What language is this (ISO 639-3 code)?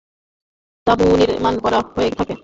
ben